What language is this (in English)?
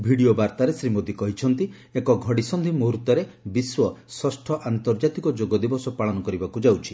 Odia